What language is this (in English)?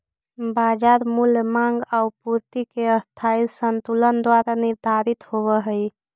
Magahi